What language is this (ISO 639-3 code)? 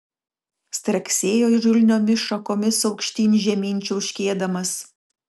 lit